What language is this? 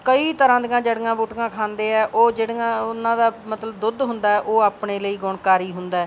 Punjabi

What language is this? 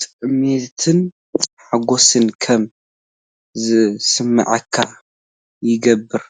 Tigrinya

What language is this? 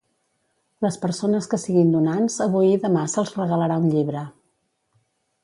Catalan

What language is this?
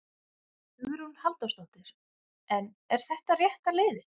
Icelandic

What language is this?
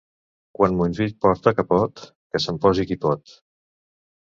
Catalan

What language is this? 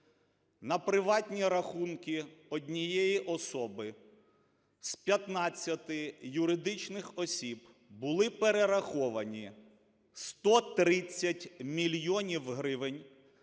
Ukrainian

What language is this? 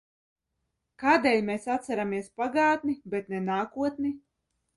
Latvian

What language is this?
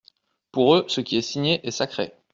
French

